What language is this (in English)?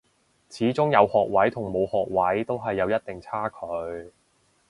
Cantonese